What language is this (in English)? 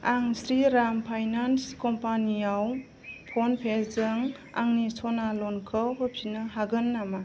Bodo